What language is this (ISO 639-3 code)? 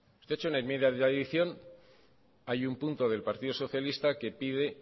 spa